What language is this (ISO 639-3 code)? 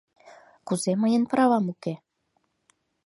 chm